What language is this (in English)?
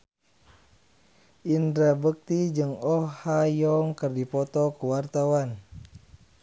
Sundanese